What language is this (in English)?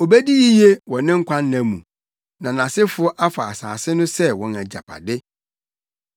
Akan